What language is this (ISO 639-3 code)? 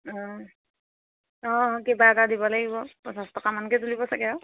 asm